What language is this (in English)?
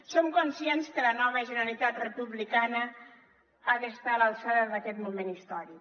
Catalan